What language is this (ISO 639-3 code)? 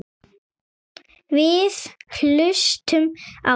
isl